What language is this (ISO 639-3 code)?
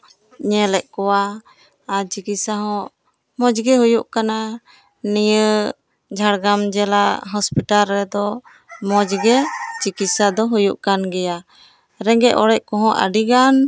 sat